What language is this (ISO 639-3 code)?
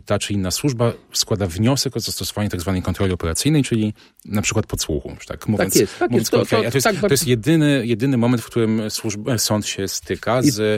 pol